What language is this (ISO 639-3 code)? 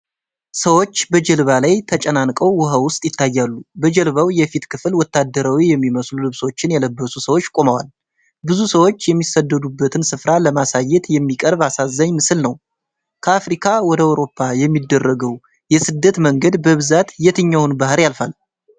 amh